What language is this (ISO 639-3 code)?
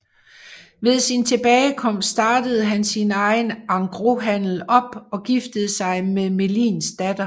dan